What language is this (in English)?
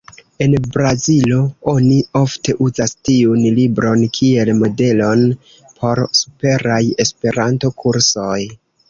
Esperanto